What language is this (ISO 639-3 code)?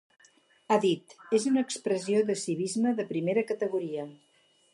cat